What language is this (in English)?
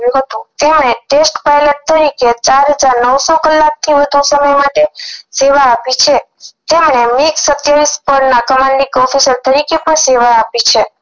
Gujarati